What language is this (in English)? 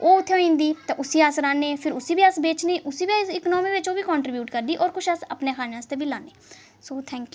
Dogri